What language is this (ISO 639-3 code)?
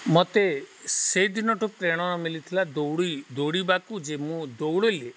ori